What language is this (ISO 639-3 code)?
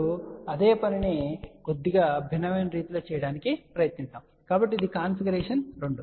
tel